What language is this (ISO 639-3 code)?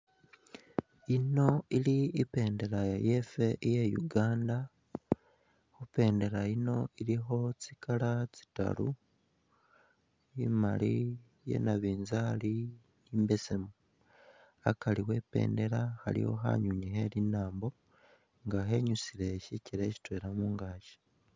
myx